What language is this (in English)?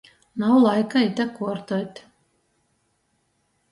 Latgalian